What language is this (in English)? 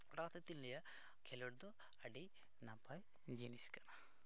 Santali